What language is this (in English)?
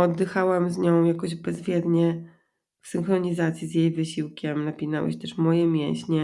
Polish